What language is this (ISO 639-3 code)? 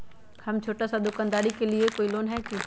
mag